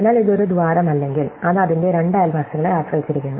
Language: Malayalam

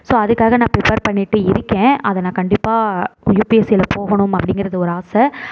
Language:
Tamil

